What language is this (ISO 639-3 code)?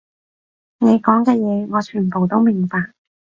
yue